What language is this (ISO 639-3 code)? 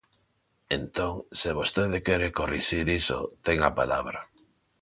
glg